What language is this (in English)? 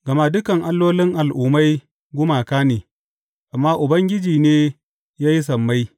Hausa